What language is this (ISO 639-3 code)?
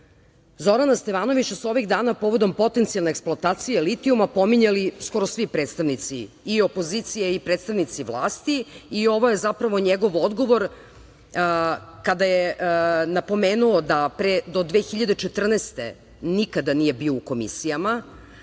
srp